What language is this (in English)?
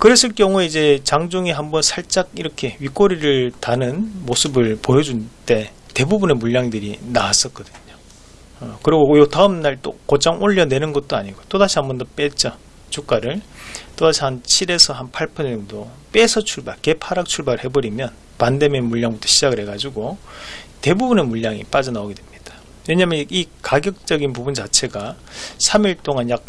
Korean